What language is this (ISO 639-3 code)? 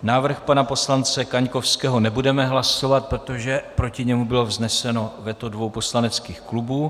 ces